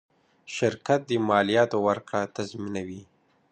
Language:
Pashto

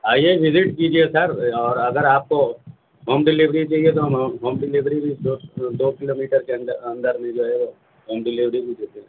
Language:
Urdu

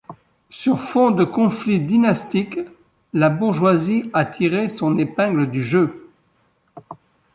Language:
French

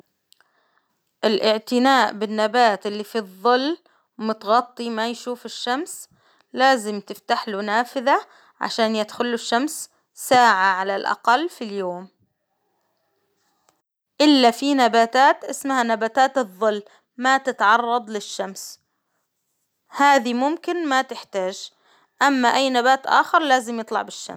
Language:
Hijazi Arabic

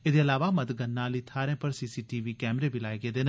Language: Dogri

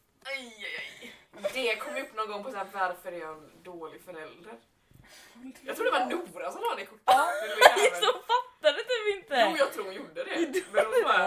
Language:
Swedish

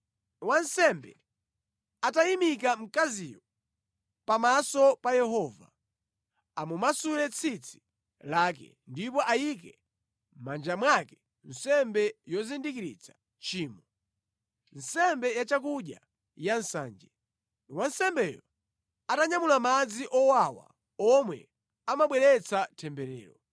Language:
Nyanja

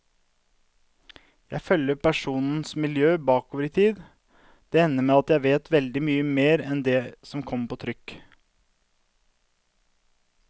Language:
Norwegian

